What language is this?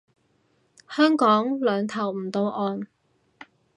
Cantonese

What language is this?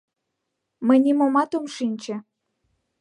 Mari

